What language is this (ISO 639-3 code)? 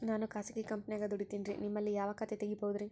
kan